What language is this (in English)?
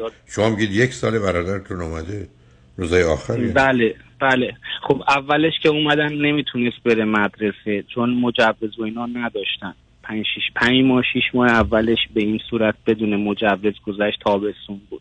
Persian